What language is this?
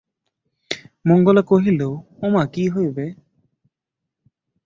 Bangla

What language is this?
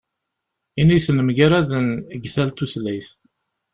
Kabyle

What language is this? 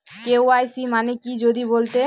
Bangla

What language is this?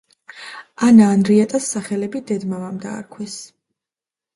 Georgian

